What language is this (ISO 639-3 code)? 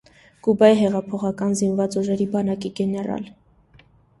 hye